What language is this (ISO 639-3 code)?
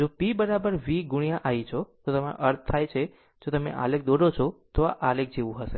guj